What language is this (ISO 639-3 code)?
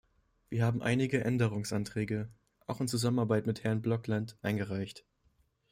deu